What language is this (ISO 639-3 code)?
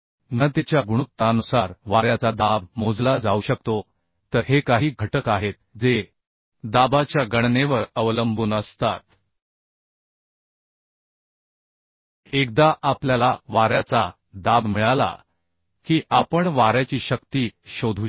mar